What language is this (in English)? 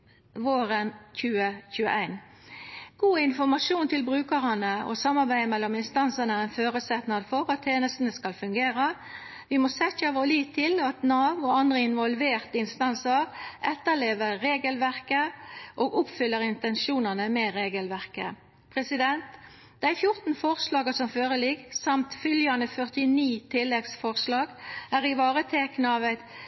Norwegian Nynorsk